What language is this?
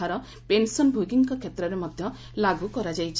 Odia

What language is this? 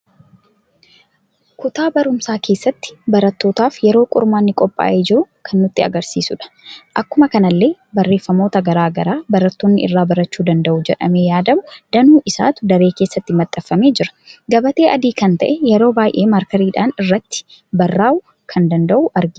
Oromo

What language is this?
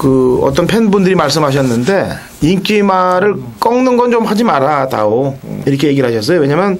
Korean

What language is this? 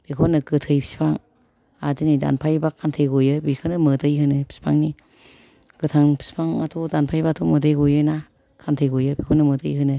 Bodo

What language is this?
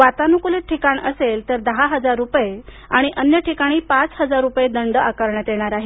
Marathi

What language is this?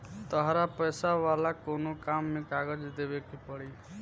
Bhojpuri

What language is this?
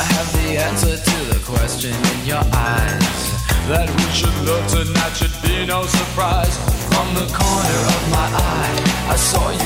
Italian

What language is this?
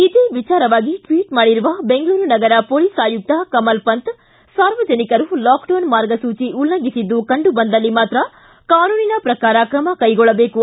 Kannada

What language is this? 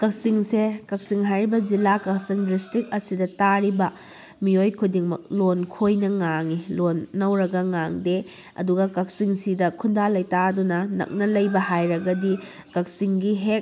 Manipuri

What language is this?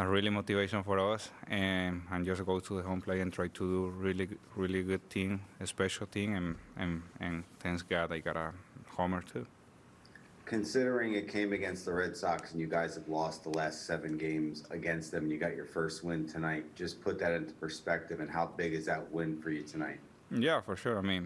English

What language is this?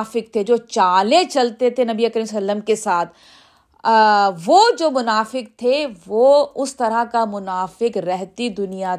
Urdu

